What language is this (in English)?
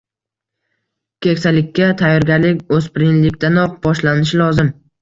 Uzbek